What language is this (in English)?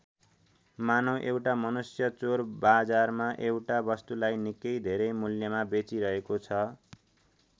Nepali